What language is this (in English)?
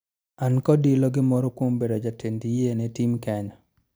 Luo (Kenya and Tanzania)